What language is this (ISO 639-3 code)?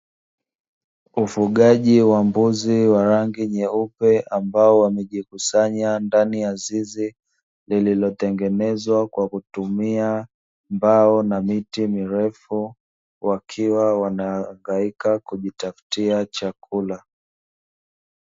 swa